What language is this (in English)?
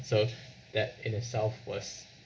English